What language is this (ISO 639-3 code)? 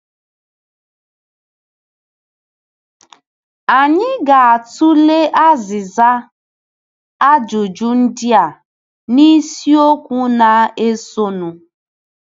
ibo